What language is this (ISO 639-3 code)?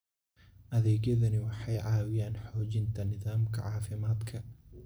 som